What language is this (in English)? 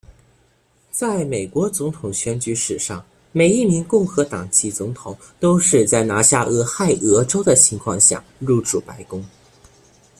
Chinese